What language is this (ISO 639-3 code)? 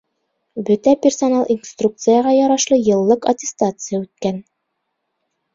bak